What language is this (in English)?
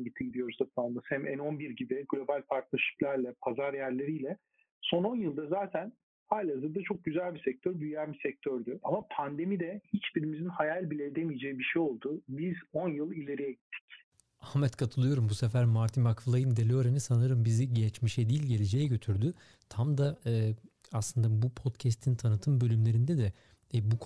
Turkish